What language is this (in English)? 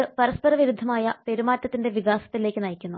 Malayalam